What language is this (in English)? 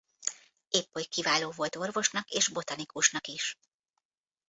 Hungarian